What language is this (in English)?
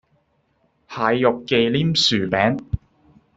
Cantonese